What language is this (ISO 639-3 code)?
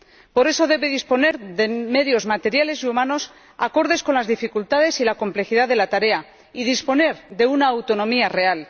spa